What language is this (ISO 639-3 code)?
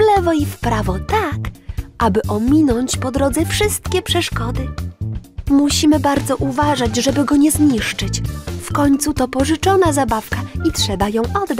pol